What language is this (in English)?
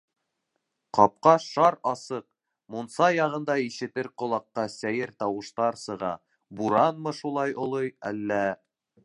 Bashkir